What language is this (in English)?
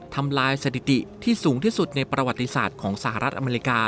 Thai